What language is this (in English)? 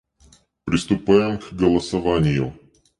Russian